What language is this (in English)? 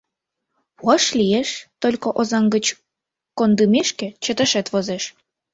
Mari